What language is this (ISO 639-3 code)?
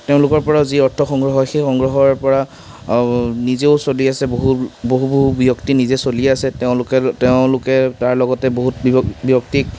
asm